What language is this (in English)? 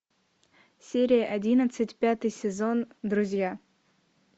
Russian